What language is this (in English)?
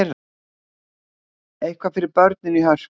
Icelandic